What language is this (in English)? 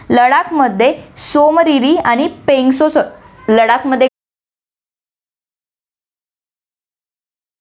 Marathi